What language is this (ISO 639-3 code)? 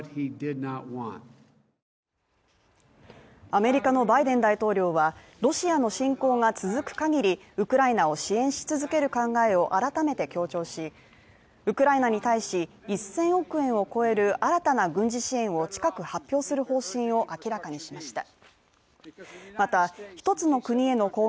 jpn